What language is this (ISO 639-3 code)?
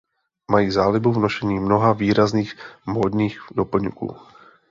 ces